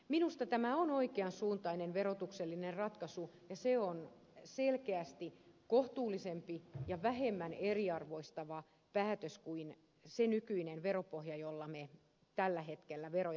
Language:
Finnish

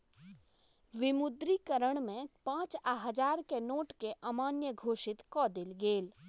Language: Maithili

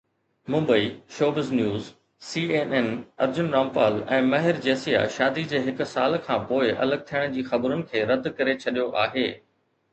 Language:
Sindhi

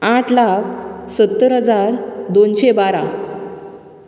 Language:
Konkani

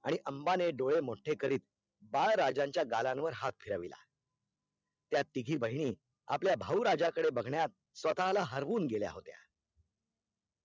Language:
Marathi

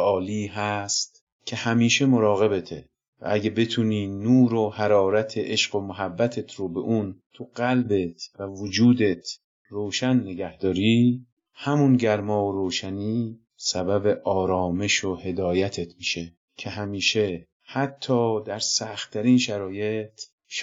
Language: Persian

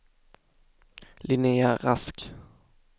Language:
Swedish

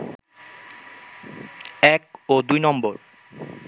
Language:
Bangla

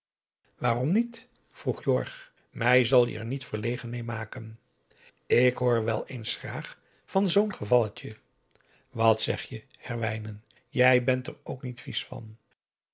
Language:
Dutch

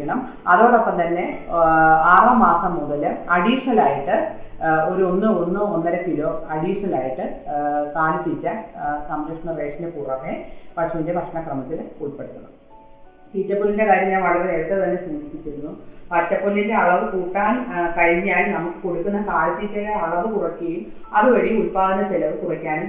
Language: Malayalam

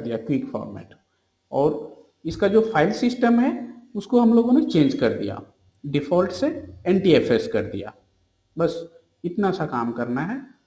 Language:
Hindi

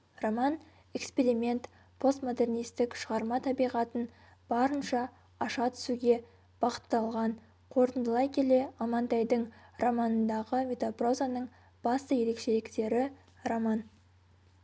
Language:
Kazakh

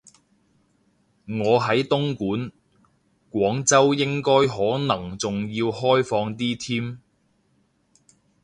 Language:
Cantonese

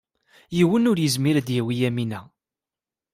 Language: Kabyle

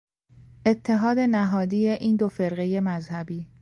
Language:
Persian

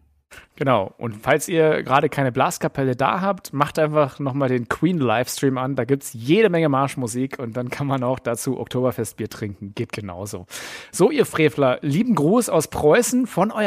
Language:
German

